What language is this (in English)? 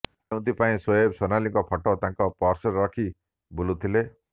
Odia